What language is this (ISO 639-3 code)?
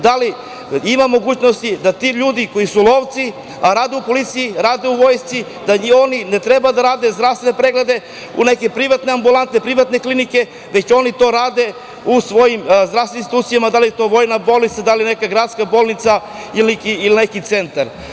srp